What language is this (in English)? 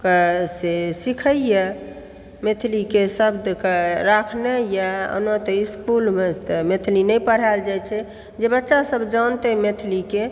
Maithili